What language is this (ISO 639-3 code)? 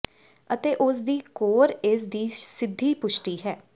pan